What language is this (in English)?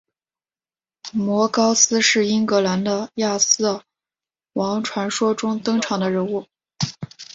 Chinese